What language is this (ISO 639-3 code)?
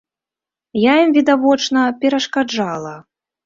bel